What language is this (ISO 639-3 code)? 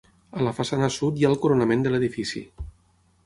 cat